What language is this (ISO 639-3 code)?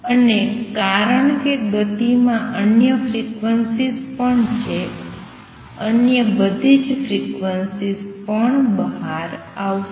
guj